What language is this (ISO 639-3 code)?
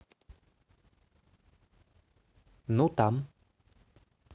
rus